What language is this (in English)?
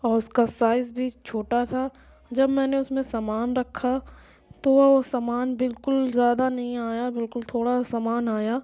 Urdu